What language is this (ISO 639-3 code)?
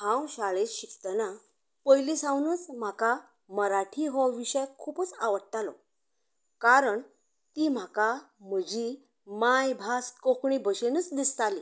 kok